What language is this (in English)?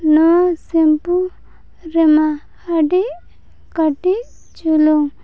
Santali